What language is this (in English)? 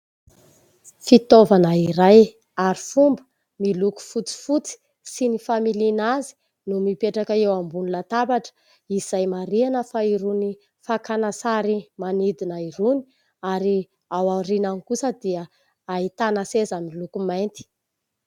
Malagasy